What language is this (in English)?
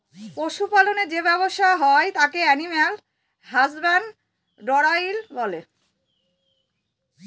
Bangla